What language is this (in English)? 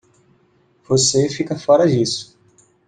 Portuguese